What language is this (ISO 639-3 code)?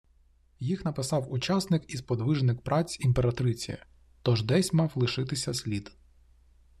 ukr